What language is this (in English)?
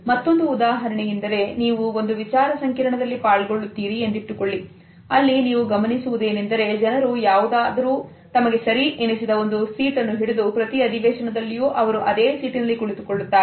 Kannada